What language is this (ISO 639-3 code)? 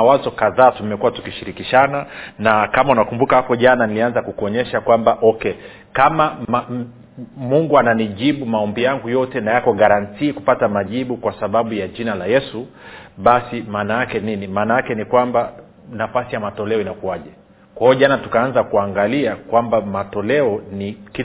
swa